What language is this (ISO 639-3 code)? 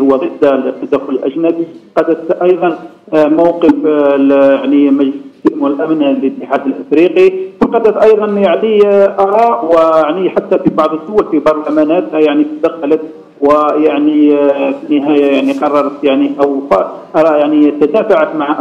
ara